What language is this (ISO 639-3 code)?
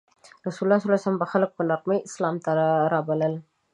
pus